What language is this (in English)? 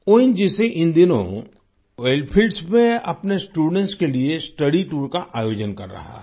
Hindi